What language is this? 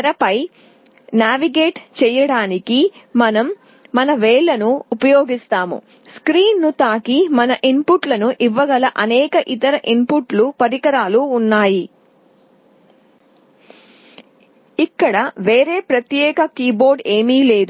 Telugu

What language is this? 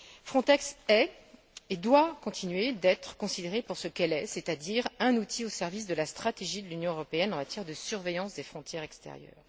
French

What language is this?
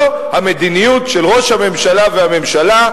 Hebrew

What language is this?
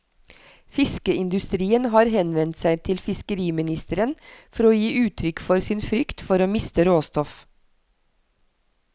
Norwegian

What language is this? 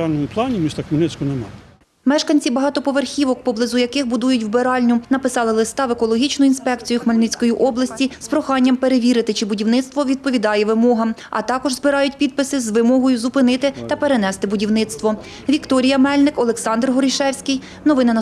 Ukrainian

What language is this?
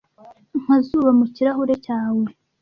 Kinyarwanda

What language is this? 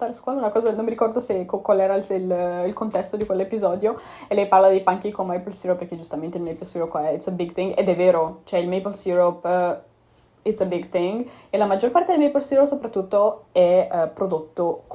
Italian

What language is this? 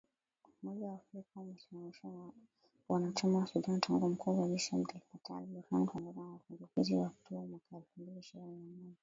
Swahili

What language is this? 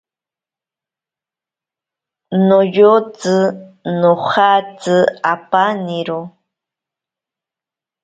Ashéninka Perené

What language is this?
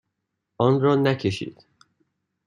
Persian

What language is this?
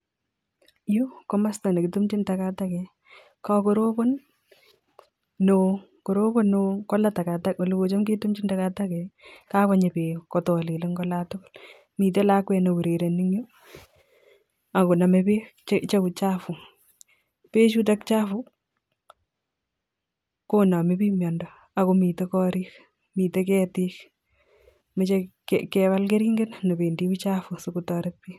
Kalenjin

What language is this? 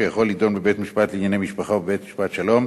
Hebrew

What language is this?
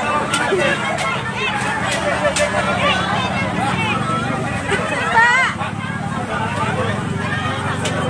Indonesian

